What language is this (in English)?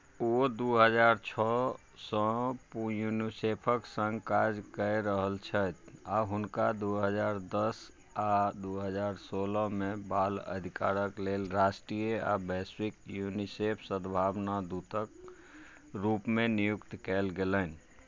Maithili